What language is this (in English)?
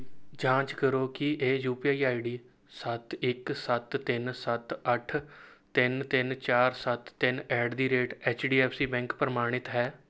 Punjabi